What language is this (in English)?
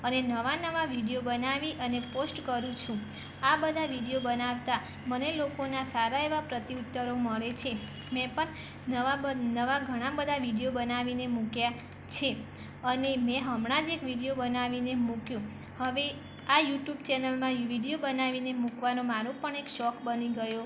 Gujarati